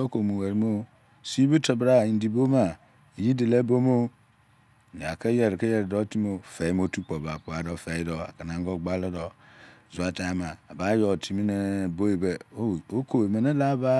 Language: Izon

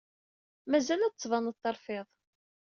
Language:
Kabyle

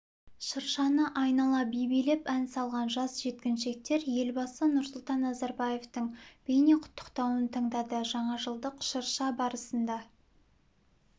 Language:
Kazakh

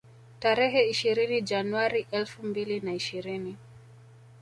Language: Swahili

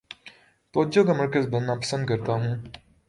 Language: Urdu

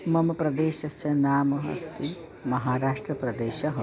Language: Sanskrit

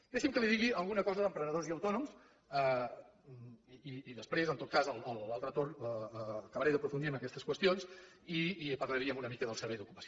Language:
Catalan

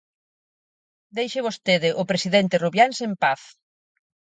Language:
Galician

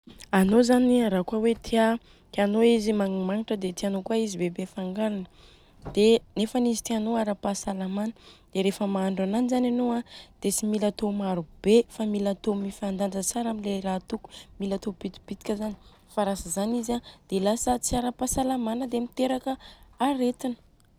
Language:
Southern Betsimisaraka Malagasy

